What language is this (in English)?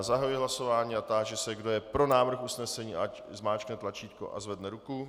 Czech